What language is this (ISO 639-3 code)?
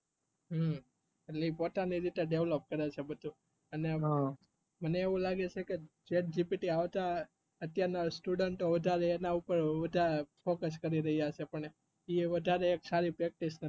guj